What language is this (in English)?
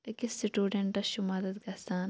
Kashmiri